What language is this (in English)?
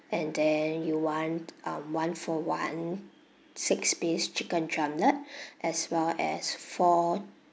English